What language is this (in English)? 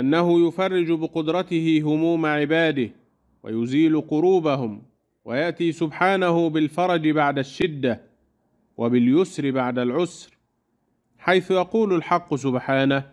Arabic